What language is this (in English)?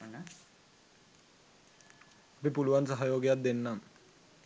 Sinhala